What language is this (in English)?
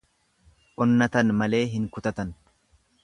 Oromo